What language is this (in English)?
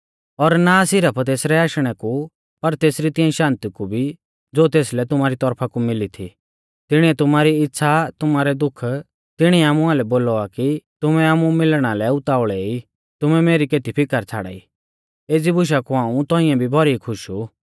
Mahasu Pahari